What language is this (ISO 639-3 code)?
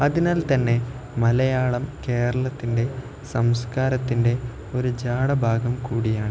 mal